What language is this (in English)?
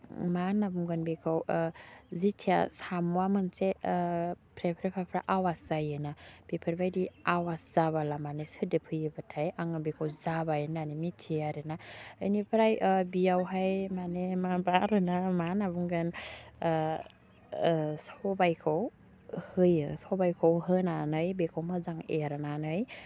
Bodo